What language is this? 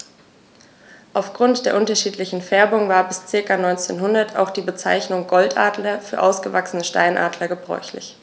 German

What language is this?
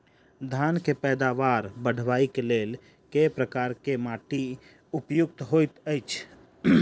Maithili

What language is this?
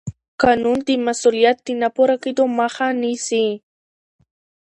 Pashto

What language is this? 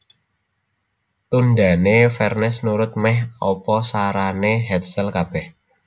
Javanese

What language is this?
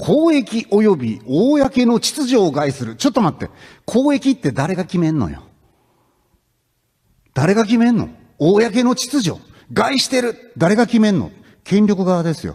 Japanese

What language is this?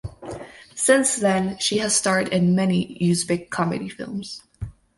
English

